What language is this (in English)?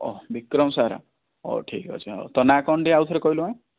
Odia